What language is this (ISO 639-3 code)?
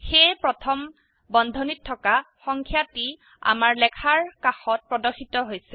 asm